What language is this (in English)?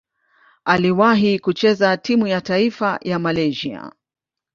Swahili